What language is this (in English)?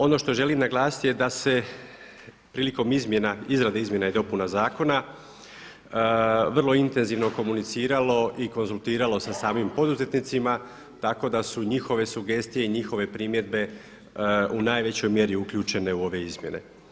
Croatian